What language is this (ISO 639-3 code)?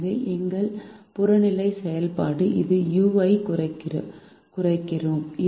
tam